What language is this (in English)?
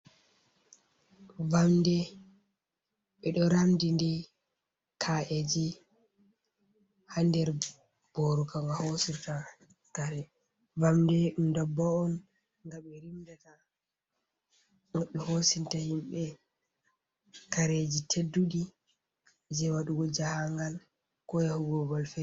Fula